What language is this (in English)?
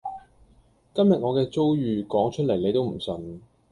Cantonese